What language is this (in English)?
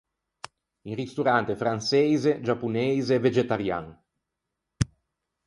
Ligurian